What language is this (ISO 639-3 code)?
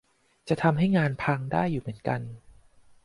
tha